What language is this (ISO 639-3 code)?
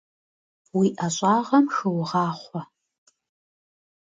kbd